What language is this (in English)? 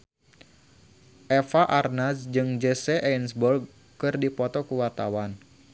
Sundanese